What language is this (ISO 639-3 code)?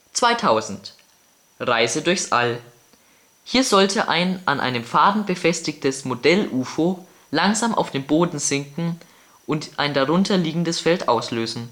deu